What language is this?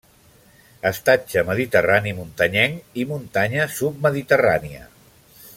Catalan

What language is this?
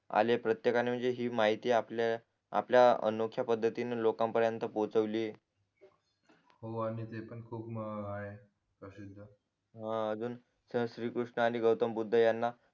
Marathi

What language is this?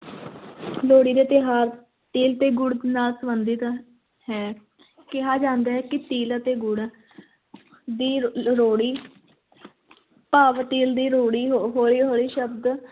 Punjabi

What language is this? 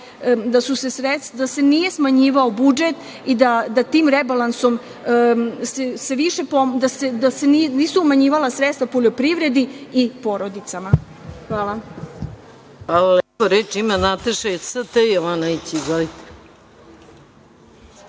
Serbian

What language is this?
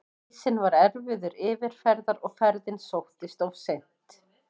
Icelandic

